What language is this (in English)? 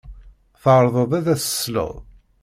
Kabyle